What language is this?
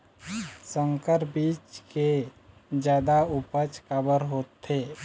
Chhattisgarhi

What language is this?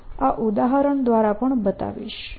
Gujarati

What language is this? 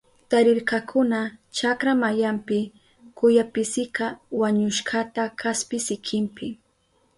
Southern Pastaza Quechua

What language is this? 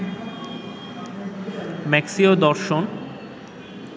Bangla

